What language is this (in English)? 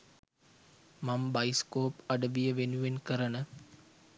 Sinhala